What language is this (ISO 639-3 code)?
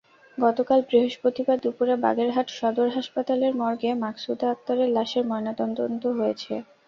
ben